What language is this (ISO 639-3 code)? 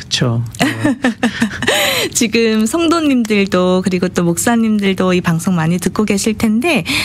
kor